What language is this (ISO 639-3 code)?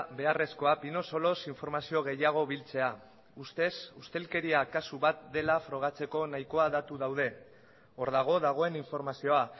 eus